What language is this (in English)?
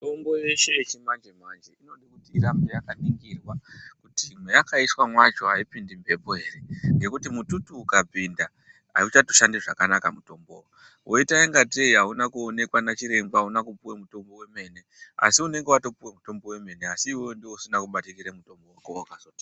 Ndau